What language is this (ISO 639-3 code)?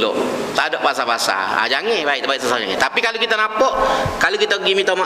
msa